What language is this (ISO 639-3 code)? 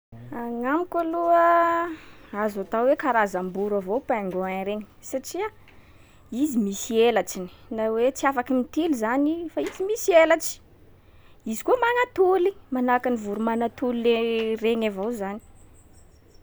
skg